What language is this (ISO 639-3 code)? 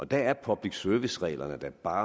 dan